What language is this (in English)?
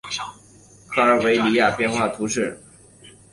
Chinese